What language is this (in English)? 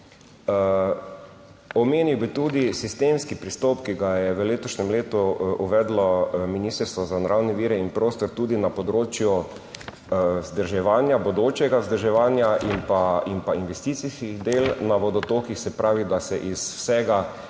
Slovenian